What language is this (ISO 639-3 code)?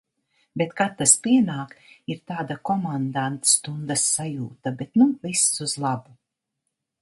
lav